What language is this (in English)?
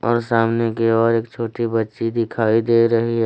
Hindi